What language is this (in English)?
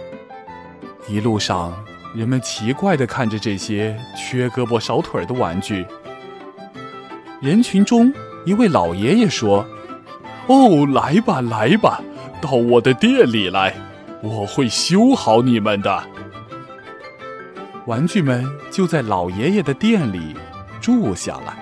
Chinese